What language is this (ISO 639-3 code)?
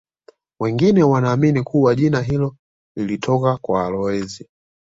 swa